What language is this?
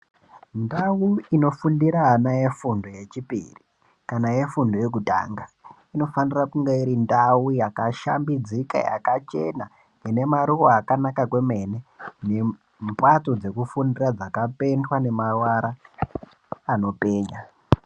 Ndau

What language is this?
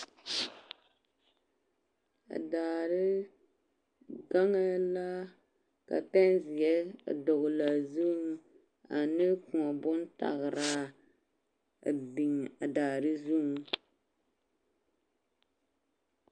Southern Dagaare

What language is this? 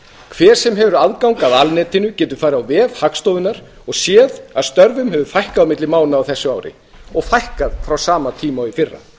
Icelandic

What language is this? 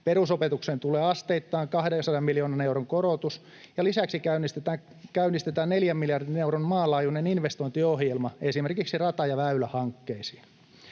Finnish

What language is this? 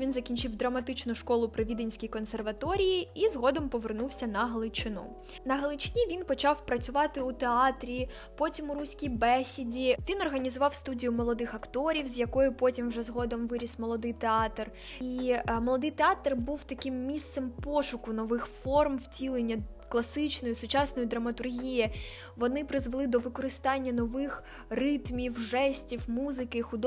Ukrainian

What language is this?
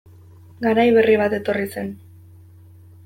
Basque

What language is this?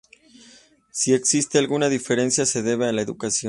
Spanish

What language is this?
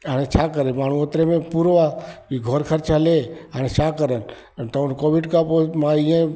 Sindhi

